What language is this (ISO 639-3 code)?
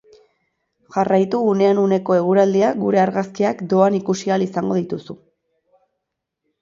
eus